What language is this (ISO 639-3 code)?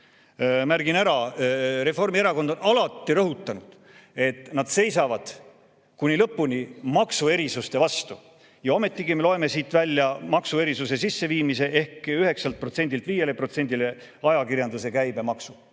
est